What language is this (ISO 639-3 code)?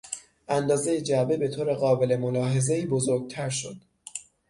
fas